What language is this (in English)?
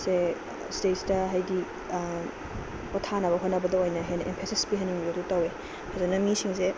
Manipuri